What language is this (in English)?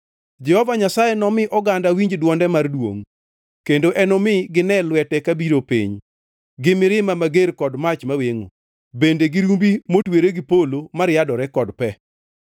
Luo (Kenya and Tanzania)